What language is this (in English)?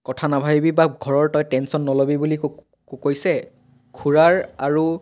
Assamese